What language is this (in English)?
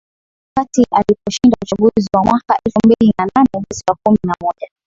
Swahili